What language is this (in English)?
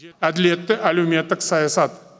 Kazakh